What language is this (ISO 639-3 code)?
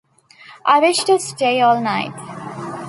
eng